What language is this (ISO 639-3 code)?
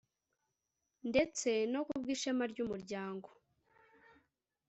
kin